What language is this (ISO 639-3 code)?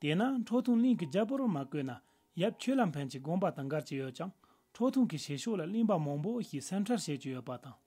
ron